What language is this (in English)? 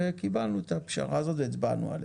Hebrew